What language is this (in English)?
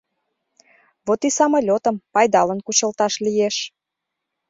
Mari